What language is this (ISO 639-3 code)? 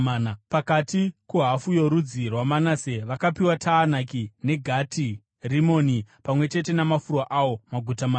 sna